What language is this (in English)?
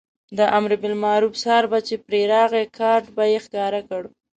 Pashto